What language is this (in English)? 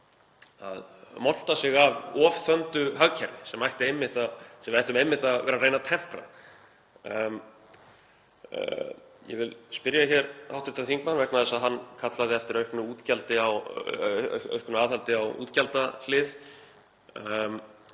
Icelandic